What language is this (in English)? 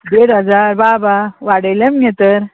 Konkani